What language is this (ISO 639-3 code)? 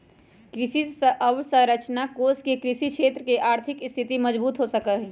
mag